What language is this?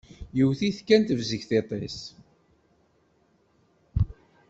Kabyle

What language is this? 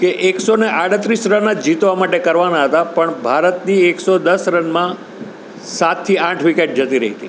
Gujarati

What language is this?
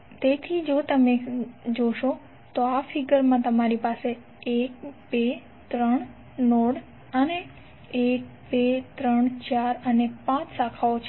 Gujarati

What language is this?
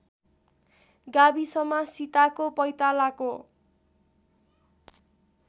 Nepali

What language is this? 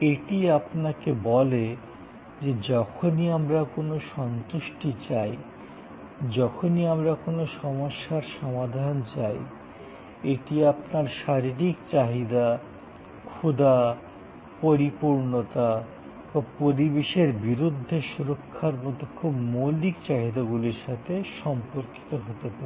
Bangla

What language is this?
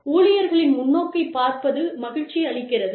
Tamil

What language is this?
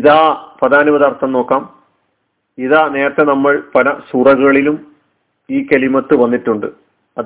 Malayalam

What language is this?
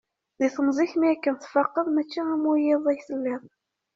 Kabyle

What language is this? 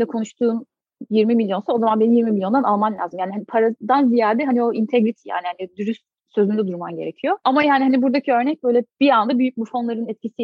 Turkish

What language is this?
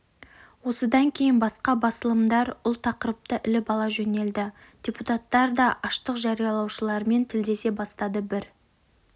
Kazakh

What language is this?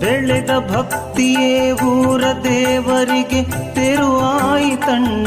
Kannada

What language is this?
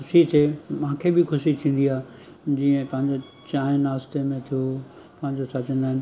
Sindhi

